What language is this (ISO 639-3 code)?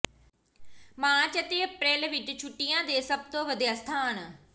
pan